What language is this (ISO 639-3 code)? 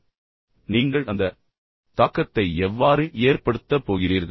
tam